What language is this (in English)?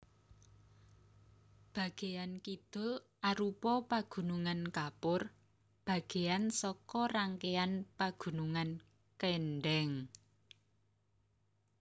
Javanese